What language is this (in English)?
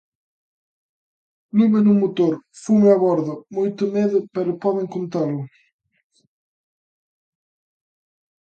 Galician